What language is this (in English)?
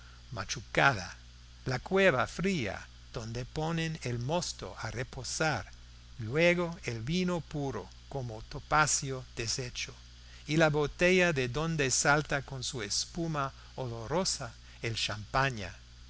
Spanish